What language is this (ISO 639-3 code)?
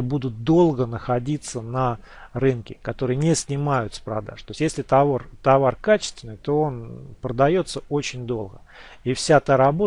rus